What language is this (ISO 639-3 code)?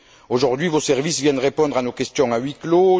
fra